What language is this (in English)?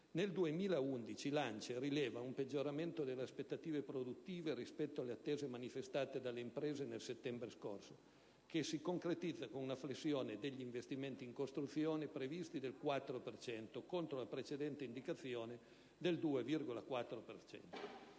Italian